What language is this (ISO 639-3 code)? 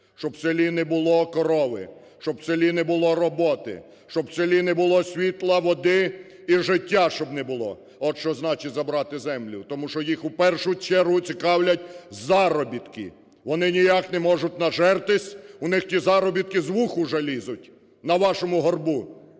ukr